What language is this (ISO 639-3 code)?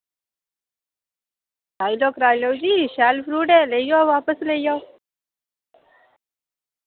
doi